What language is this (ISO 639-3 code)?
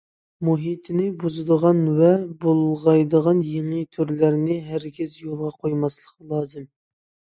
uig